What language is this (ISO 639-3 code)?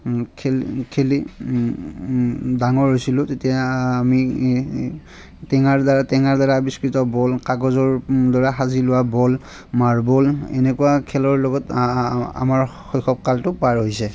asm